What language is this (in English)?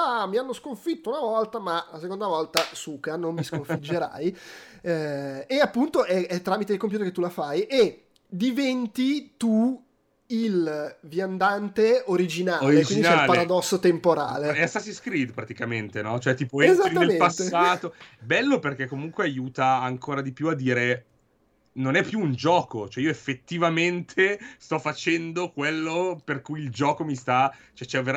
Italian